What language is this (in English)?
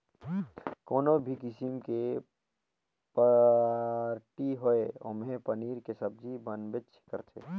Chhattisgarhi